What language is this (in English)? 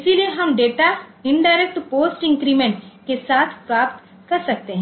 Hindi